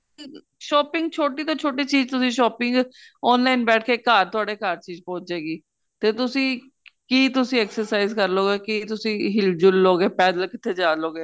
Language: Punjabi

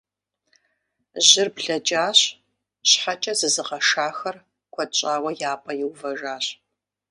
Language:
Kabardian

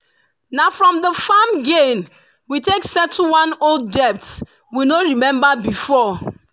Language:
Nigerian Pidgin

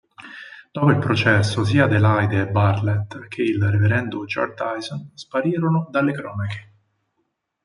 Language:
Italian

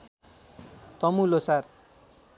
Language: Nepali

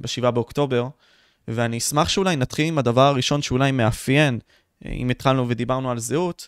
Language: Hebrew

